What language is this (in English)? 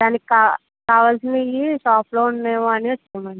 Telugu